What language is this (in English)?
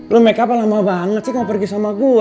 Indonesian